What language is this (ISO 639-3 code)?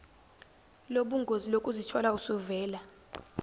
zul